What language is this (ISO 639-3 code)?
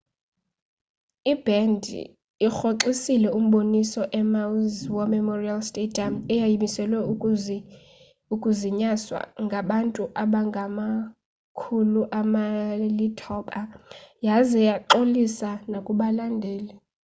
xho